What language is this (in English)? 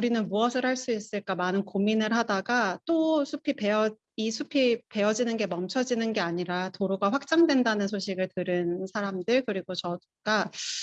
Korean